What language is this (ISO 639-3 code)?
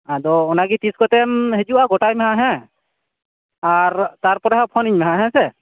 sat